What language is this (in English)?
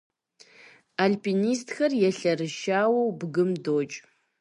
Kabardian